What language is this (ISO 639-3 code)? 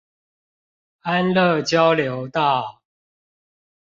zho